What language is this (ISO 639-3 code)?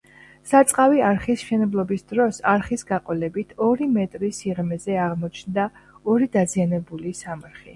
kat